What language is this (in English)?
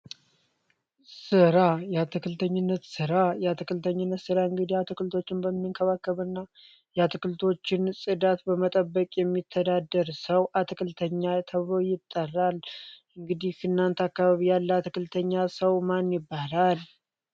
Amharic